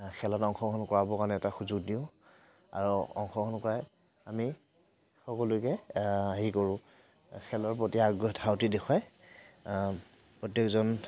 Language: Assamese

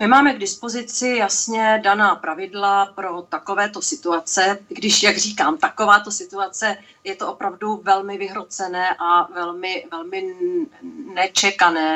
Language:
Czech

